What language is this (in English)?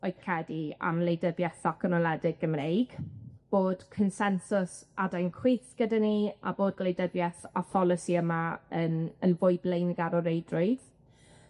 Welsh